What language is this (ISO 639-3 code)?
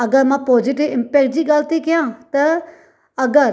snd